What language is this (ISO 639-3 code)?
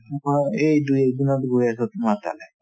asm